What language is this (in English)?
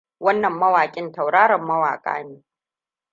Hausa